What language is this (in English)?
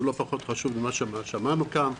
Hebrew